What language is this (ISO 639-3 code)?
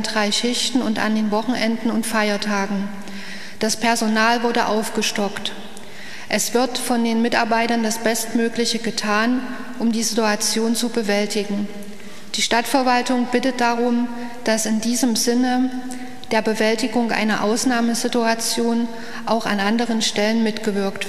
deu